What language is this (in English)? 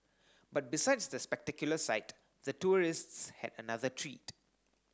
English